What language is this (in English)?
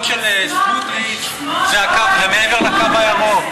Hebrew